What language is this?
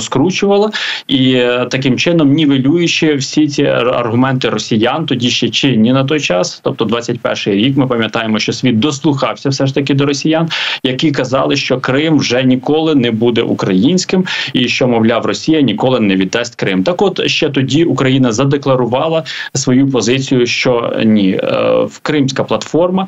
Ukrainian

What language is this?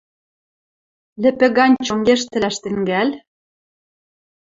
Western Mari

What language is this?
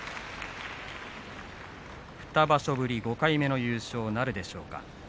Japanese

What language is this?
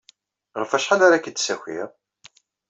Kabyle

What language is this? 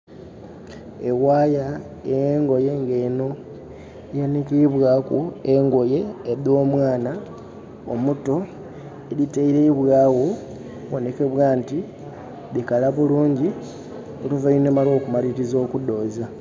Soga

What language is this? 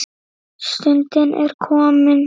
Icelandic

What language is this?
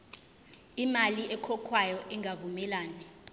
Zulu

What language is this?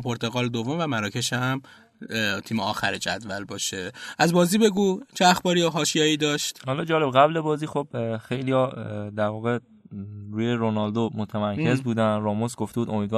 Persian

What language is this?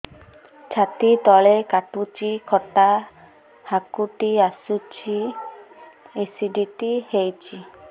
Odia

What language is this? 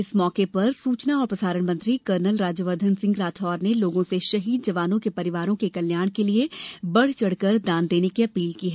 Hindi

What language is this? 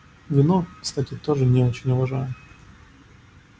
Russian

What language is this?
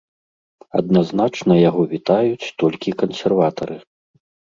Belarusian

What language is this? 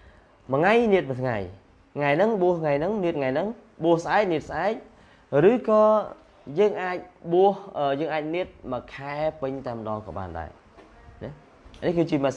Vietnamese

